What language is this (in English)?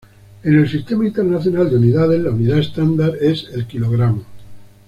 Spanish